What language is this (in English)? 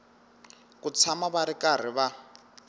Tsonga